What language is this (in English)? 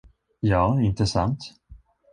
Swedish